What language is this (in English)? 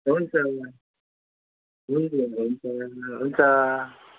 Nepali